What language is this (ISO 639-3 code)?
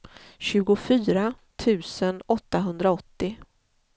swe